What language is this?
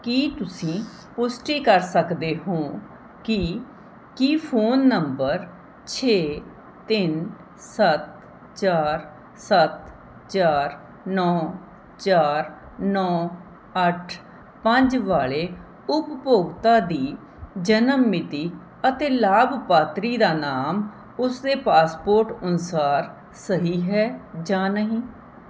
Punjabi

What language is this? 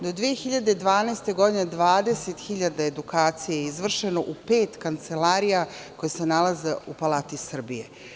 Serbian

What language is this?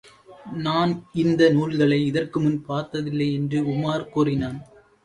Tamil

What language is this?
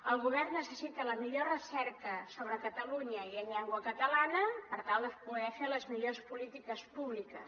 Catalan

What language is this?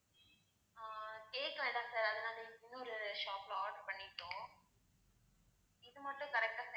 Tamil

